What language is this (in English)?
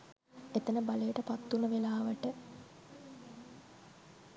Sinhala